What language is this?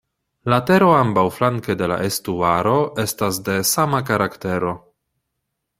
Esperanto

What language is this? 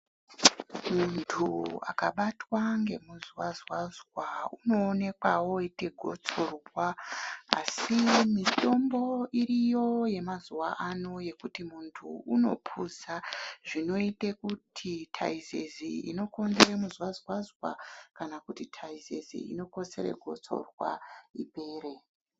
Ndau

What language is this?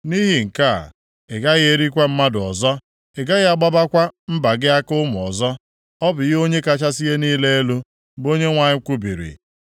Igbo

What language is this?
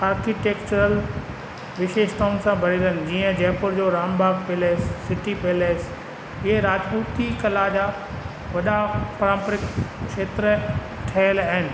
Sindhi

